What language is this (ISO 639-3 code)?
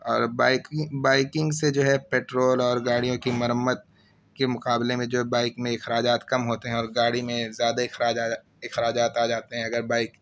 urd